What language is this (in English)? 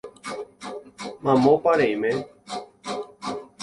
Guarani